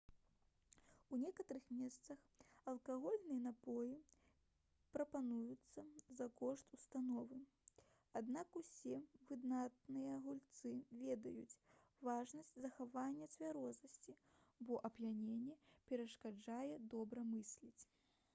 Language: Belarusian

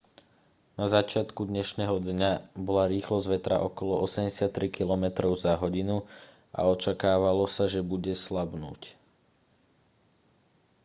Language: Slovak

